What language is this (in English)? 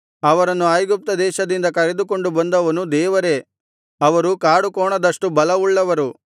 Kannada